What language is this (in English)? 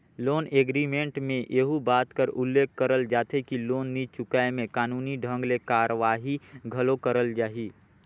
Chhattisgarhi